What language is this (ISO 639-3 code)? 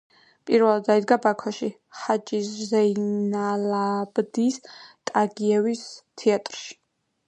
kat